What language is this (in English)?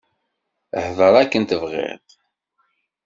Kabyle